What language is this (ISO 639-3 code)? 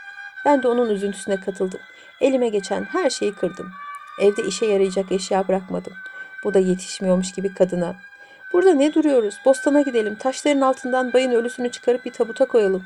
tur